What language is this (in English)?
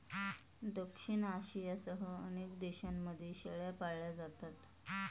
Marathi